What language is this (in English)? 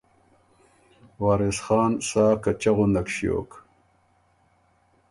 Ormuri